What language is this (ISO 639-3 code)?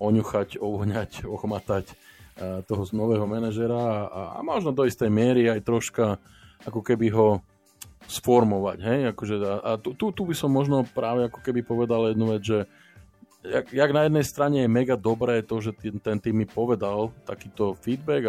slk